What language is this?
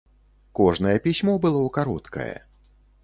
Belarusian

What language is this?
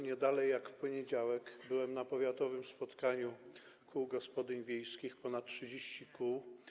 Polish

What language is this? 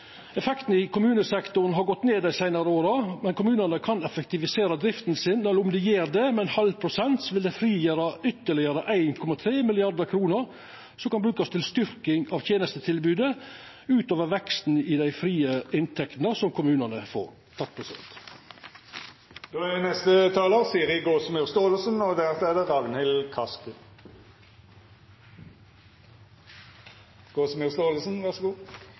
Norwegian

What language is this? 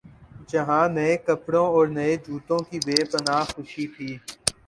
Urdu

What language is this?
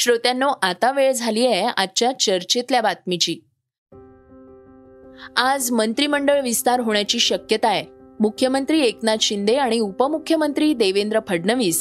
Marathi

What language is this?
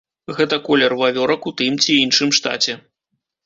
Belarusian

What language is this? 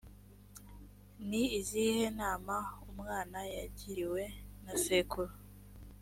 Kinyarwanda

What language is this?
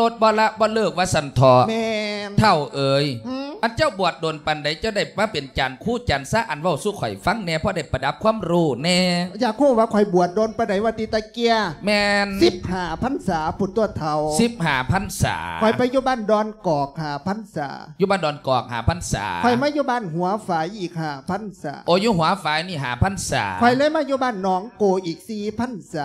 Thai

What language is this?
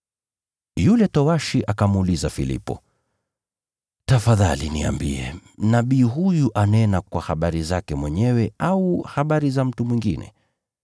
Swahili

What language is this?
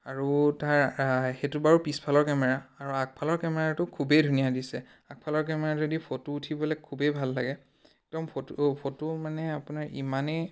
Assamese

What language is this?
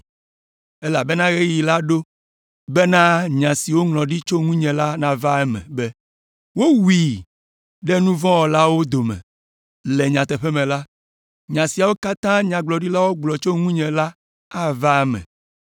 Ewe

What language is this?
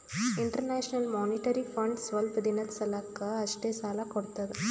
Kannada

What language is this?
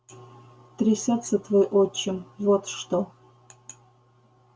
Russian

